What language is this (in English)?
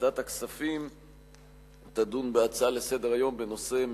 Hebrew